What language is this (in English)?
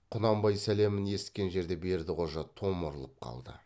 Kazakh